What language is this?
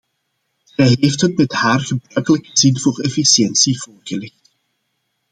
Dutch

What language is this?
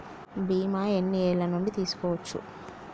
Telugu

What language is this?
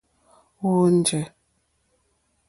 Mokpwe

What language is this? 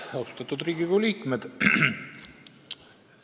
Estonian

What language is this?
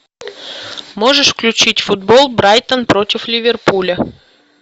Russian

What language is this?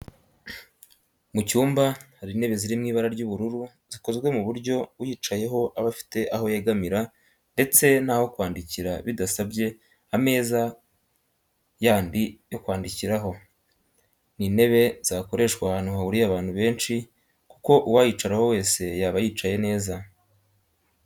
Kinyarwanda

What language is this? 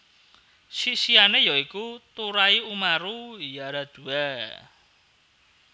Javanese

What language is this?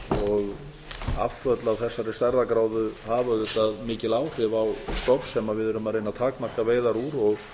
Icelandic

